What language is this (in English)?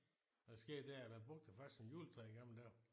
Danish